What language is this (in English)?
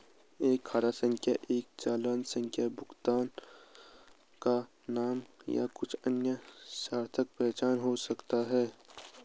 Hindi